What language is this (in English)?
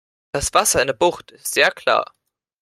German